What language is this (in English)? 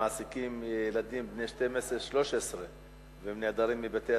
Hebrew